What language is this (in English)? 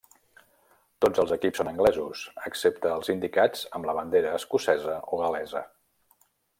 Catalan